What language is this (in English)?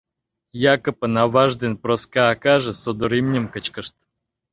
Mari